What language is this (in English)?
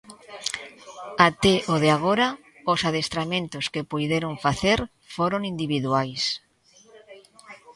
Galician